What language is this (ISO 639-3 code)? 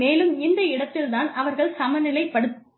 tam